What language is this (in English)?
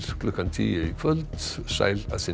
Icelandic